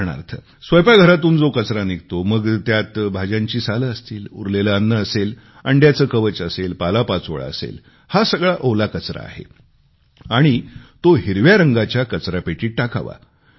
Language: Marathi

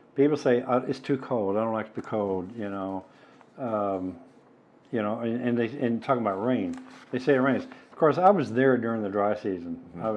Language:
English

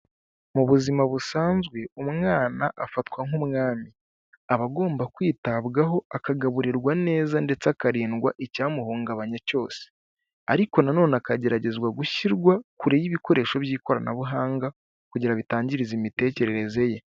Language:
Kinyarwanda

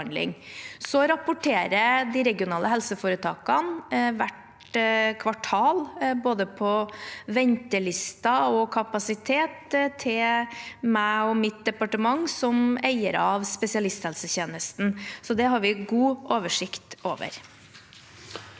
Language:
Norwegian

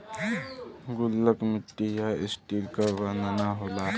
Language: Bhojpuri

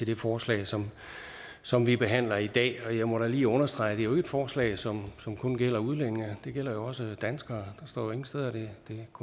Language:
Danish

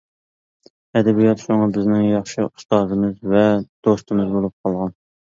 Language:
Uyghur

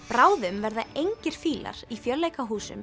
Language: Icelandic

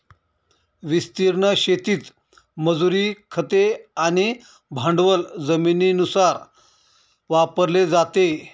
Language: Marathi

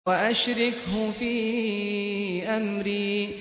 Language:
Arabic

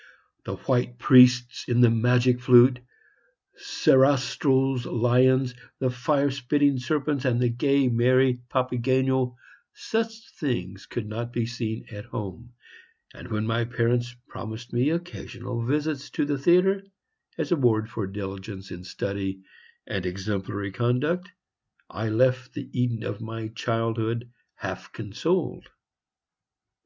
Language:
English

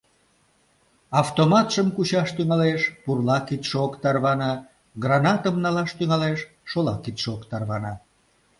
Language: Mari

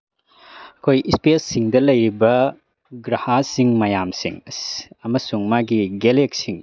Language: Manipuri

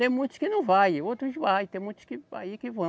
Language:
Portuguese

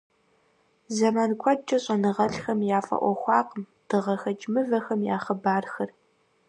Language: Kabardian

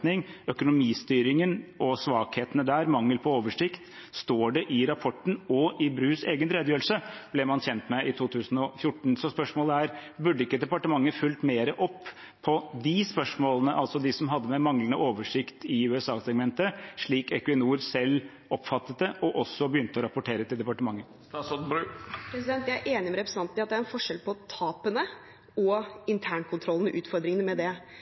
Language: Norwegian Bokmål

